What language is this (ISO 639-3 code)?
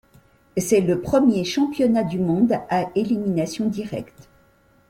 fra